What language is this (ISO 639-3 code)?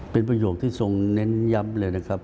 tha